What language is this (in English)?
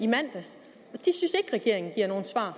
Danish